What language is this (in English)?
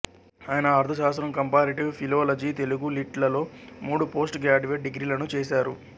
Telugu